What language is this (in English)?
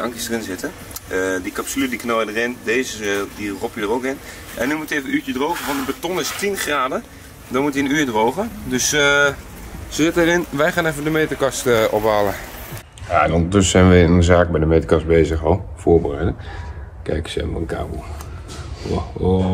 Dutch